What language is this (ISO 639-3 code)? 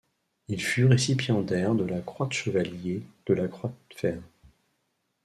fra